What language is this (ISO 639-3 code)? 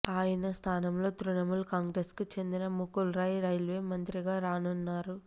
tel